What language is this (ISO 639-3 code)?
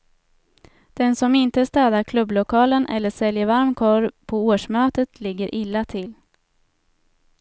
swe